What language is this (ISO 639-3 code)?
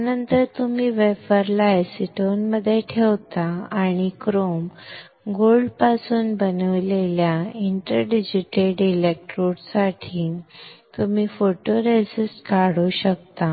mar